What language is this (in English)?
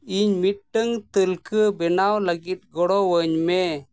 Santali